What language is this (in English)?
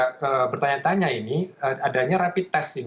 Indonesian